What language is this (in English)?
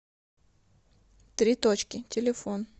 Russian